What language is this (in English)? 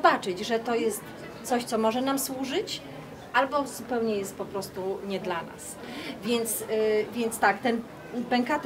Polish